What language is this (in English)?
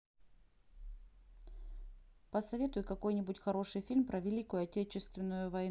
Russian